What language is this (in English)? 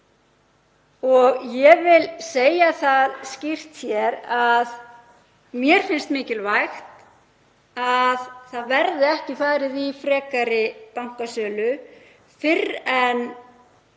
Icelandic